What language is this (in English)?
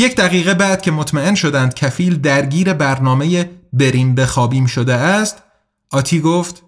Persian